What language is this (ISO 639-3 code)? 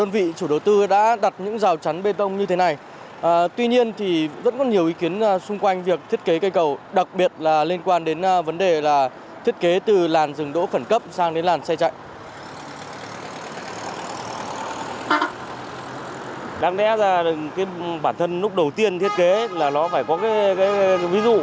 vie